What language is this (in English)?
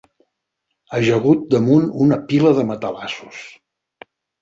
Catalan